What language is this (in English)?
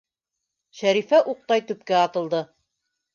Bashkir